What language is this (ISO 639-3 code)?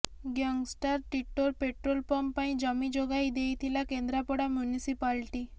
ori